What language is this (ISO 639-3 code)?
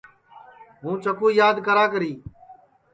ssi